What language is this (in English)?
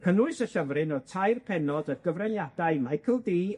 Welsh